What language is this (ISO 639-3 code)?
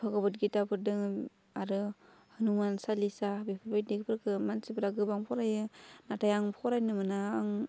brx